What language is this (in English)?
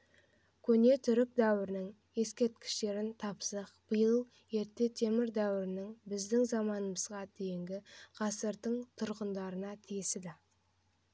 Kazakh